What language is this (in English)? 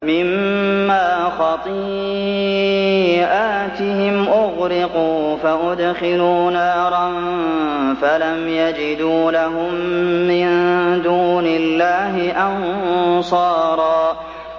Arabic